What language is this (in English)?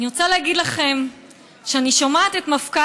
Hebrew